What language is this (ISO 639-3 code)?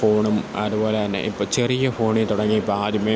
mal